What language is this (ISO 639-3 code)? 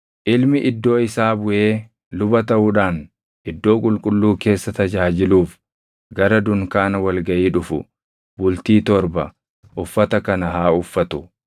orm